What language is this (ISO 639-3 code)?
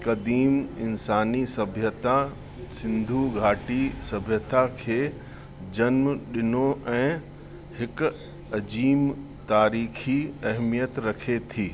snd